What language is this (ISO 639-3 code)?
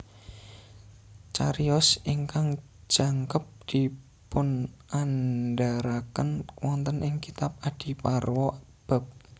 jav